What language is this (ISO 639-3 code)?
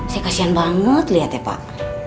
ind